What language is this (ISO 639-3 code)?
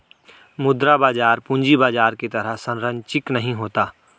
hin